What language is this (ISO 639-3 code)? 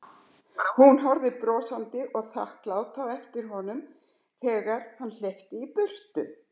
isl